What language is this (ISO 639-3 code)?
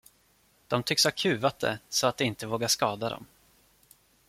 swe